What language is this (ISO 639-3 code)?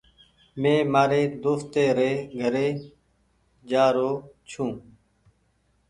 gig